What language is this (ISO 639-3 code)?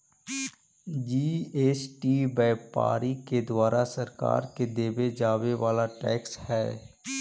mag